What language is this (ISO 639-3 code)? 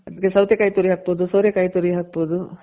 kan